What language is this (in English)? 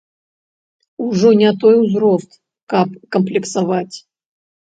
Belarusian